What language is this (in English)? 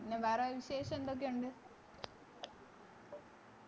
Malayalam